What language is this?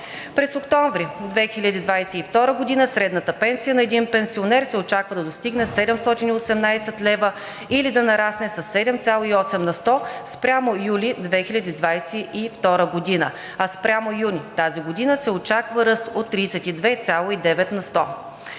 Bulgarian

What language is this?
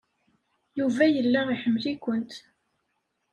Kabyle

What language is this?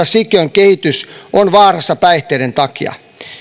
Finnish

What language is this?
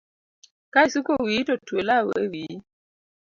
Luo (Kenya and Tanzania)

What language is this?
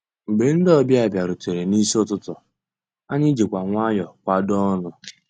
Igbo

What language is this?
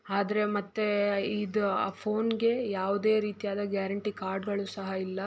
Kannada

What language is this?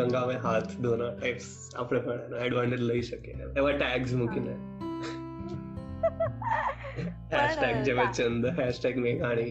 Gujarati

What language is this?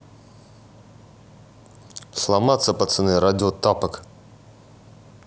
Russian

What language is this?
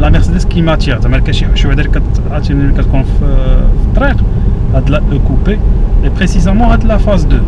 French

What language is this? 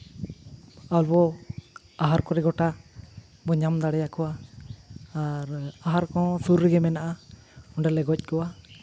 Santali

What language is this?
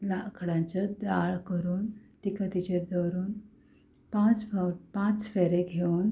Konkani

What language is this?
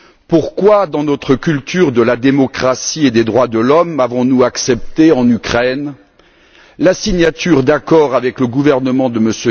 French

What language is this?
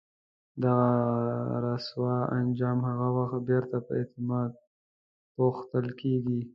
Pashto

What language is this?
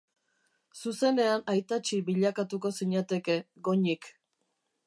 Basque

